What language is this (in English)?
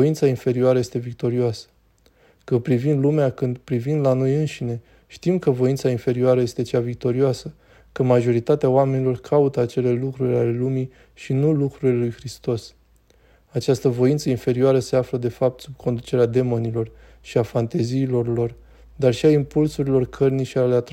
Romanian